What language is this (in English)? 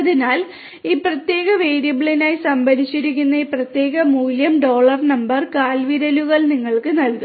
Malayalam